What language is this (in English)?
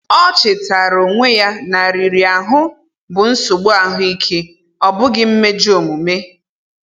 Igbo